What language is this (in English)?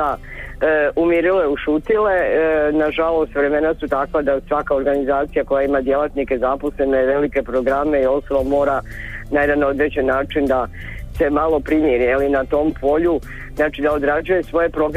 Croatian